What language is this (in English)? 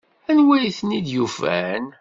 Kabyle